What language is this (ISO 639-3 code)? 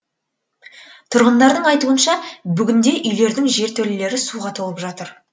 kaz